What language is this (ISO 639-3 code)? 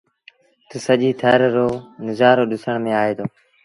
sbn